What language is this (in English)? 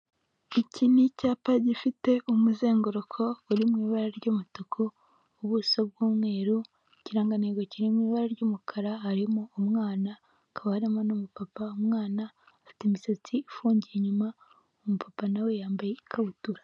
Kinyarwanda